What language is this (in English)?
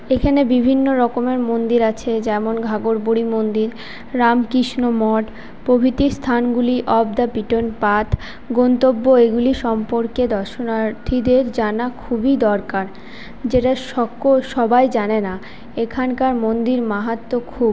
Bangla